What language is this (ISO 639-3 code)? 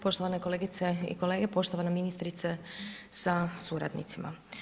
hrv